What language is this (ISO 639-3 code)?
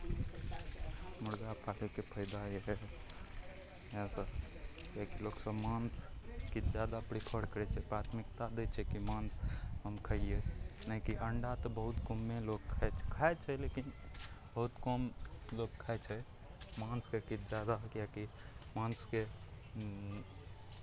mai